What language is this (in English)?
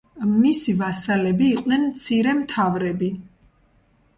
Georgian